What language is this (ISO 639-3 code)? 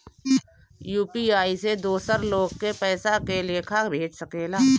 bho